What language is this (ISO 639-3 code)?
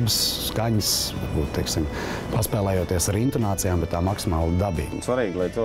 lav